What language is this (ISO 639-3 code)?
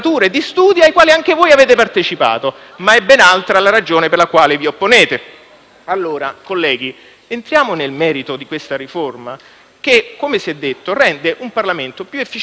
ita